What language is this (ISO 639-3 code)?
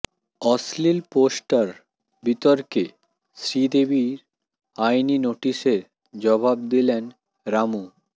ben